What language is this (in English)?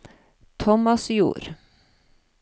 Norwegian